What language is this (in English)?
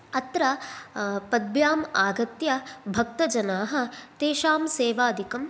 Sanskrit